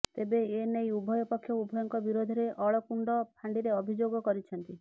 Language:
Odia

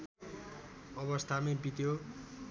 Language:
Nepali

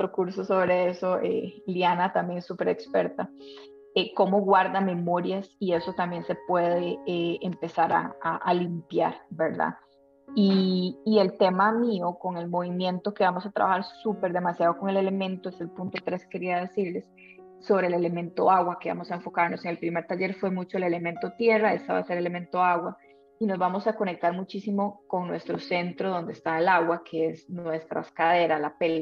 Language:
Spanish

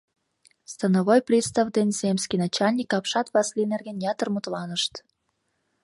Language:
Mari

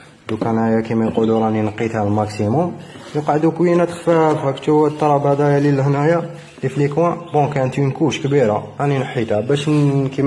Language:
Arabic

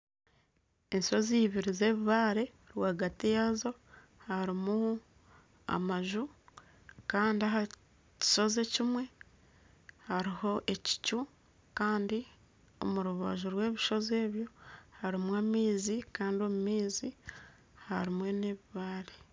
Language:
Nyankole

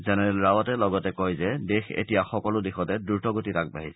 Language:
Assamese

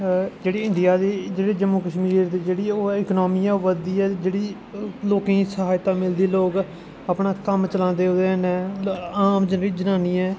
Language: Dogri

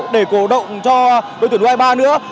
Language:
Vietnamese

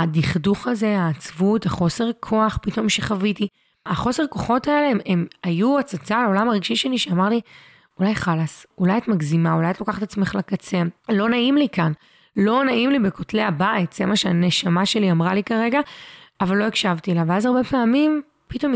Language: Hebrew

